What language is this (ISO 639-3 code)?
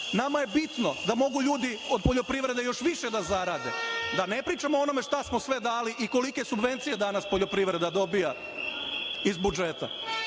srp